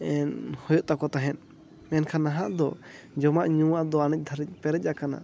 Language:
Santali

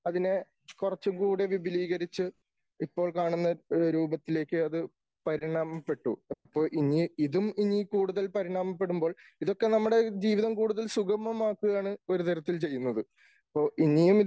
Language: Malayalam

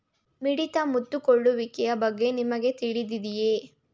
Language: Kannada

